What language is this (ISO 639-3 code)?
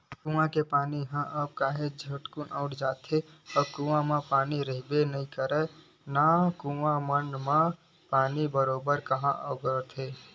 hne